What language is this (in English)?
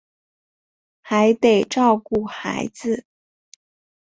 Chinese